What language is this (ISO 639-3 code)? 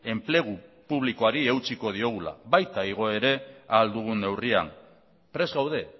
eus